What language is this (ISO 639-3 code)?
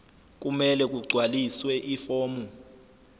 zul